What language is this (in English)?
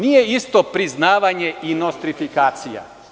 Serbian